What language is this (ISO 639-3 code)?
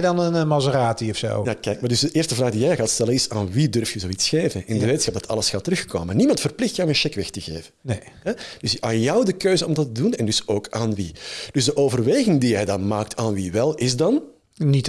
nld